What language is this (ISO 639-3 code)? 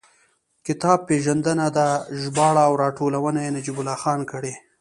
pus